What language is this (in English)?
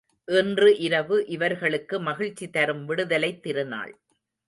Tamil